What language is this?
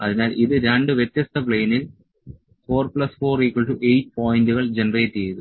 Malayalam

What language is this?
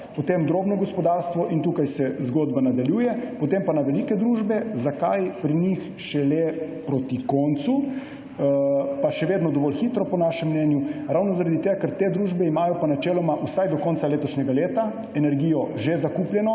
Slovenian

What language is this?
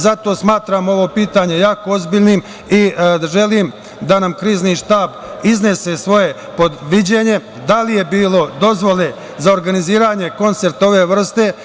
Serbian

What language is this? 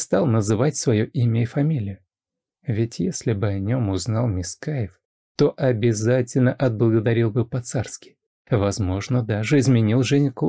Russian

